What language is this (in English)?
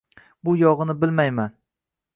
Uzbek